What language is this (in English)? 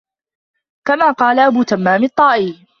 Arabic